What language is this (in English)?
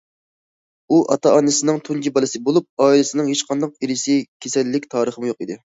Uyghur